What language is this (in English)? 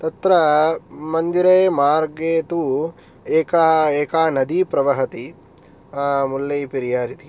Sanskrit